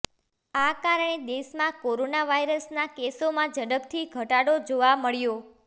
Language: Gujarati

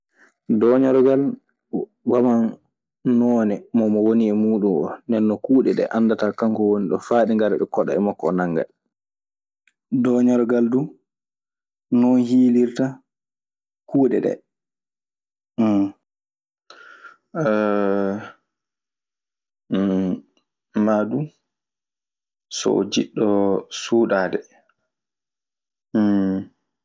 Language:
Maasina Fulfulde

